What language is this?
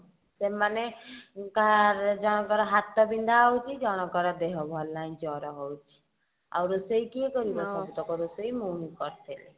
Odia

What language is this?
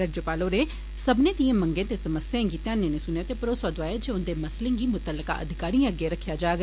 Dogri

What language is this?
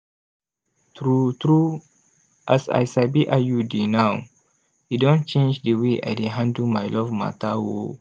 Nigerian Pidgin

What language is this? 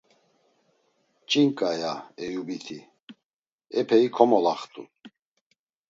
Laz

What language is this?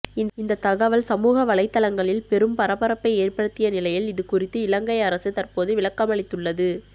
Tamil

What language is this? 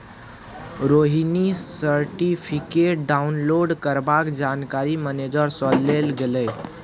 Maithili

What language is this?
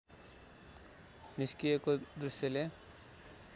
Nepali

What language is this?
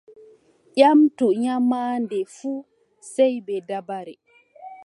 Adamawa Fulfulde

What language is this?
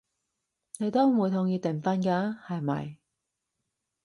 Cantonese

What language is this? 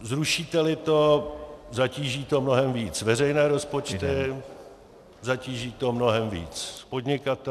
Czech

